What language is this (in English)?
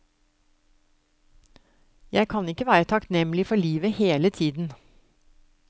Norwegian